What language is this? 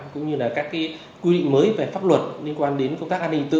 Vietnamese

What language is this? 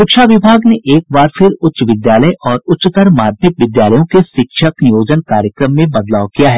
Hindi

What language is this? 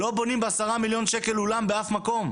Hebrew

